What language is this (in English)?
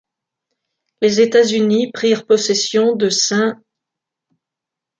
French